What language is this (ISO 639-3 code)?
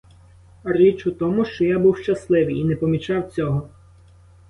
ukr